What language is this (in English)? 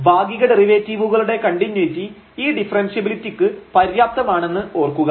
Malayalam